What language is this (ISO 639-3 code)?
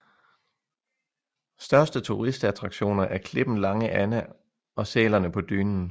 dan